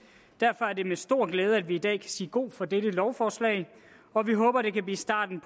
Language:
Danish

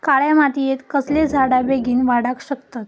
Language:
Marathi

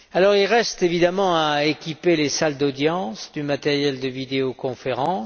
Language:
French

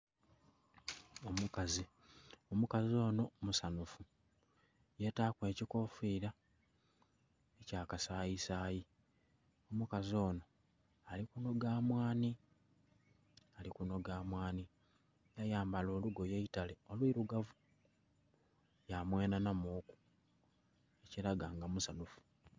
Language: Soga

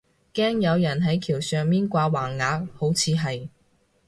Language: Cantonese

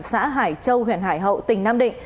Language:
Vietnamese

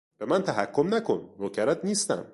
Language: Persian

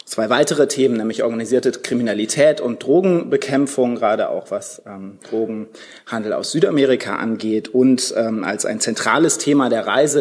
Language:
German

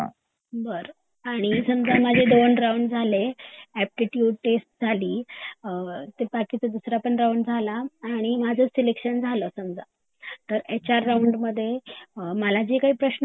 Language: Marathi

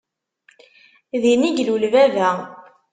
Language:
Kabyle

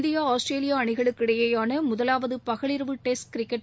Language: Tamil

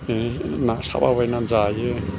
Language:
Bodo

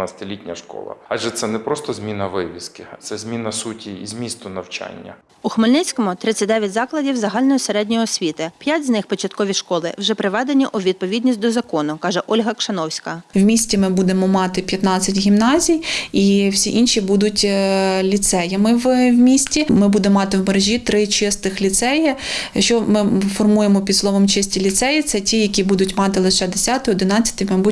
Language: Ukrainian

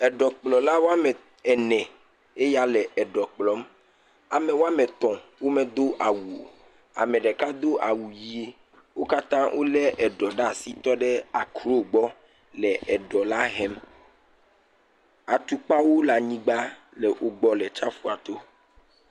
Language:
Ewe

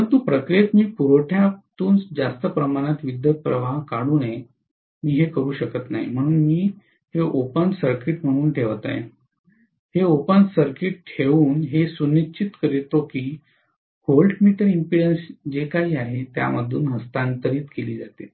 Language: Marathi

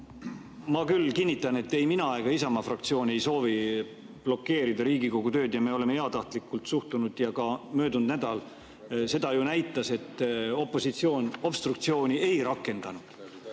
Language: Estonian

